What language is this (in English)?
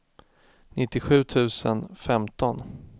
Swedish